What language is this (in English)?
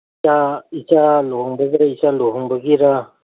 Manipuri